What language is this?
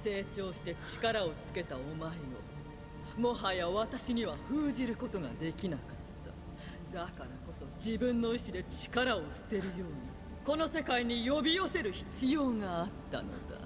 Japanese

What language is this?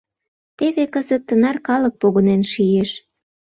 Mari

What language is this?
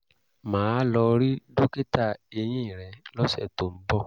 Yoruba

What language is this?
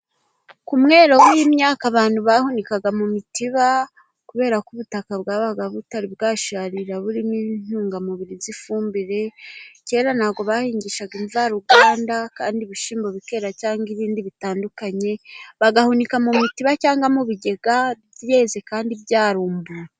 Kinyarwanda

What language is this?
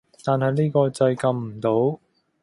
Cantonese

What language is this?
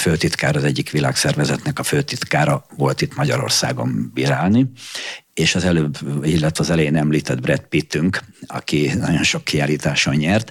Hungarian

